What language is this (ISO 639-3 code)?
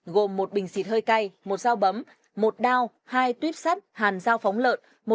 vie